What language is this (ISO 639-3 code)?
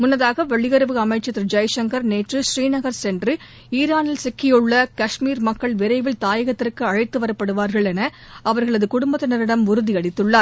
tam